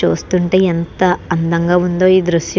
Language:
Telugu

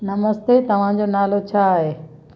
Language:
Sindhi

